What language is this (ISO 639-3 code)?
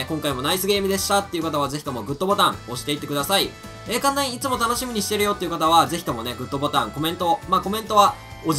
jpn